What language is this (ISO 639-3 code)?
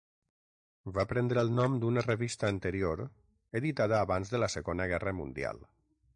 cat